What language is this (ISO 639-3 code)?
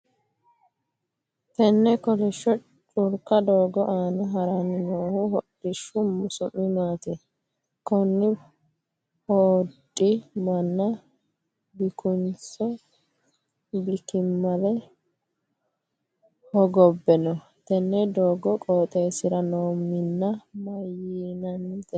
sid